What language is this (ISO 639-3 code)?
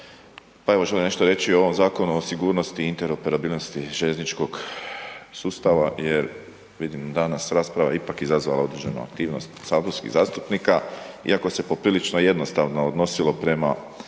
hrv